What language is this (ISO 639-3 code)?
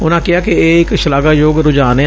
pan